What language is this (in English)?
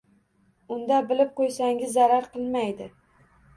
Uzbek